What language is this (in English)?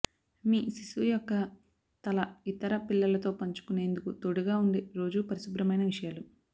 Telugu